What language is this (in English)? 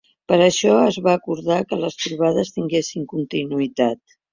Catalan